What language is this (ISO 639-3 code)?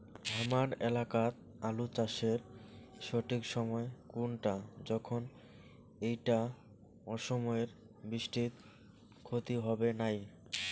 ben